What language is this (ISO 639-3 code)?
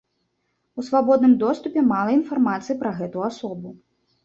bel